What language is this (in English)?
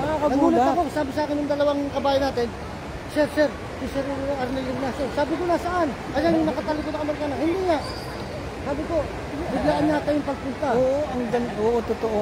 Filipino